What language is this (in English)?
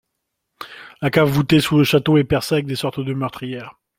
French